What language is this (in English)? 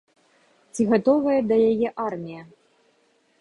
Belarusian